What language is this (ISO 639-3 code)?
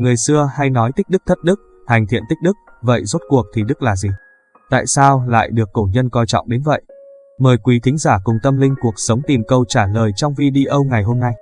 vie